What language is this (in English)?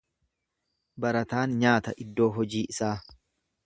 Oromo